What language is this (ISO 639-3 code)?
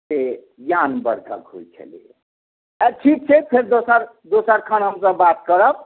mai